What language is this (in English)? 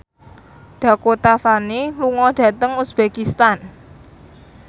Javanese